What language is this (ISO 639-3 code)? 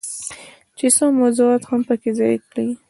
pus